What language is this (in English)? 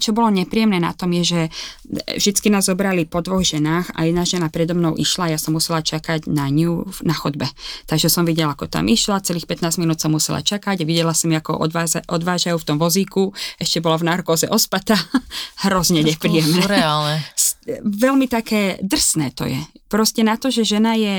Slovak